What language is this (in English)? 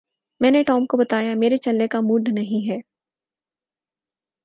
Urdu